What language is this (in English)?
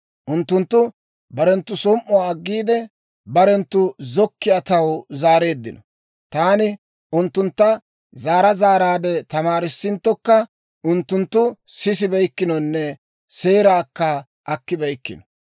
Dawro